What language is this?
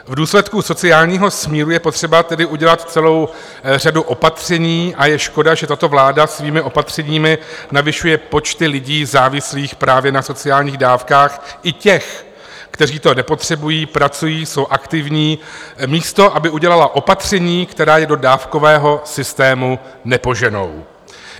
Czech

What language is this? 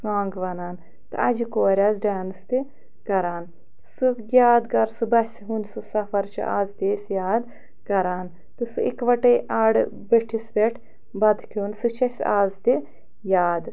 Kashmiri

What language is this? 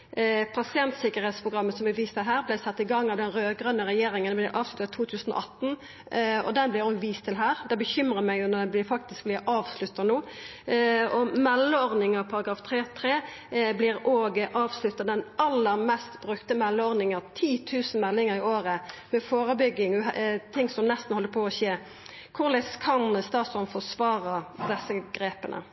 Norwegian Nynorsk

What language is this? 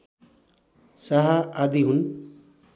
Nepali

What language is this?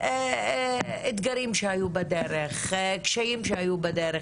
Hebrew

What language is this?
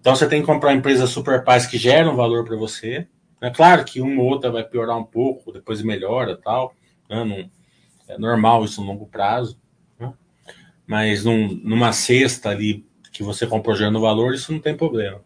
Portuguese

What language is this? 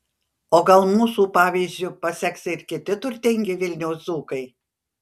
Lithuanian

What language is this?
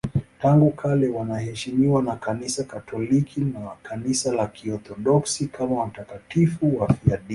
Swahili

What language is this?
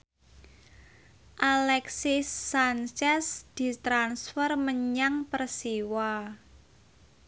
Javanese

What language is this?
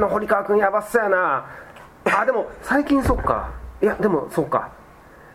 Japanese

